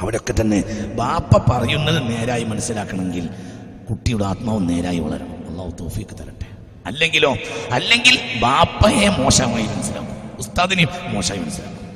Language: Malayalam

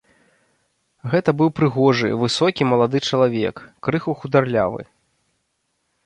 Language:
Belarusian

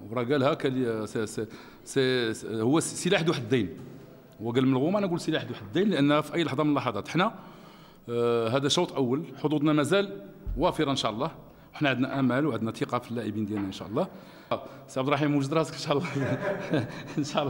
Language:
Arabic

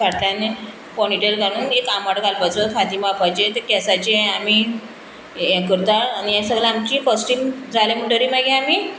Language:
Konkani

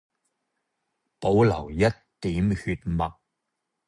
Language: Cantonese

